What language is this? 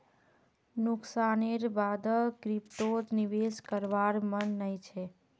Magahi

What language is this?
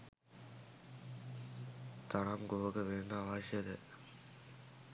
Sinhala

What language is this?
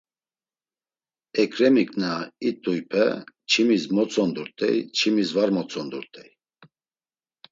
Laz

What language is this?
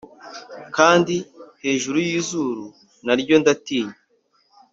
Kinyarwanda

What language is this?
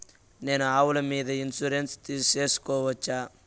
Telugu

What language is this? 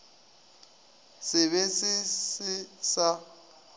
Northern Sotho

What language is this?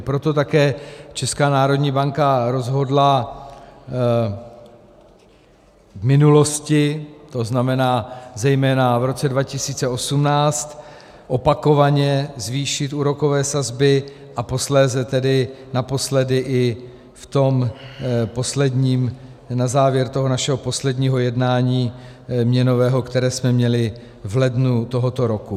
Czech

